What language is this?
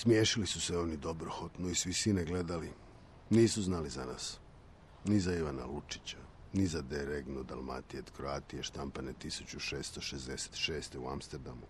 Croatian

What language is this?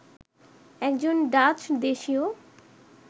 Bangla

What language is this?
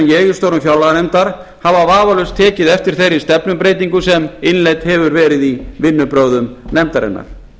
Icelandic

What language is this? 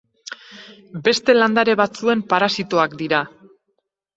Basque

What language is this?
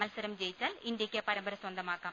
Malayalam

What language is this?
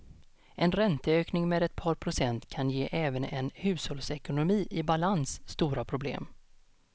Swedish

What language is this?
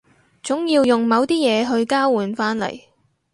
Cantonese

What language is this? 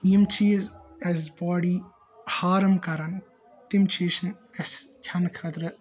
Kashmiri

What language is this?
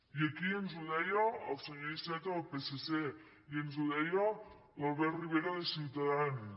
Catalan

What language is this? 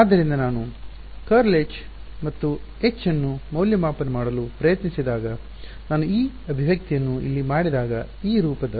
Kannada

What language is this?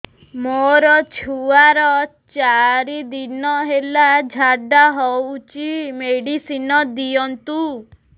Odia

